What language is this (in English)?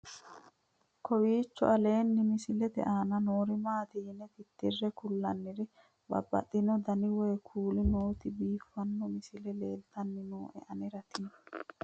Sidamo